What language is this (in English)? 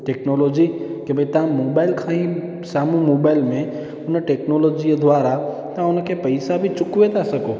Sindhi